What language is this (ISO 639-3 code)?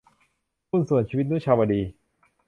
tha